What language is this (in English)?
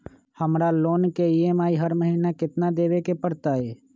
Magahi